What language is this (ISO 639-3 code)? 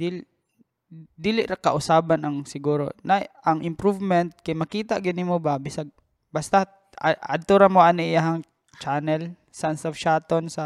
fil